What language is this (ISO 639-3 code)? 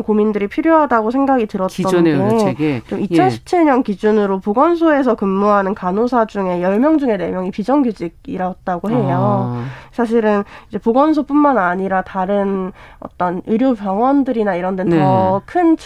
kor